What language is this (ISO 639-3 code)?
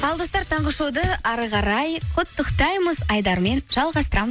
kaz